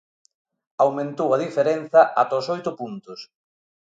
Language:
Galician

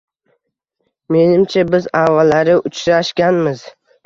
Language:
Uzbek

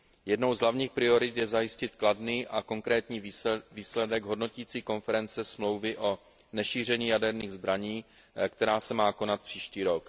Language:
Czech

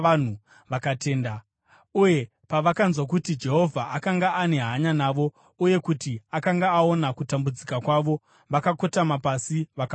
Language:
Shona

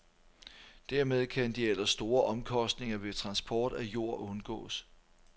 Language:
Danish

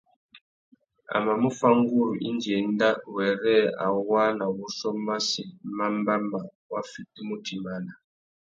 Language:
Tuki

